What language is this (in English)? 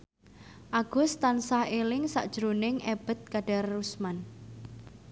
Javanese